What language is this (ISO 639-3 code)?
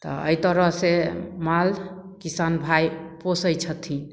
mai